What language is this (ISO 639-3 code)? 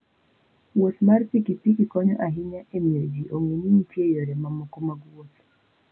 luo